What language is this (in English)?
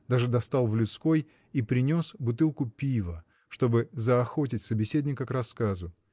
Russian